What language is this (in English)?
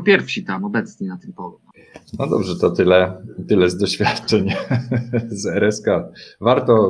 Polish